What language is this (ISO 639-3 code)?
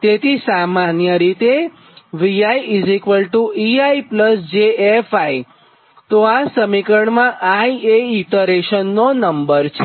guj